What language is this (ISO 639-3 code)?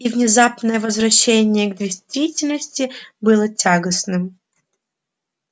rus